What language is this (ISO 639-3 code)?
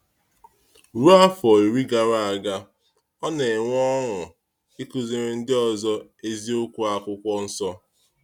ibo